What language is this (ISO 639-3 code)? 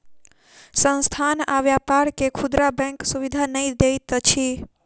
mai